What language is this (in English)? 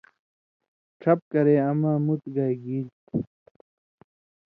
Indus Kohistani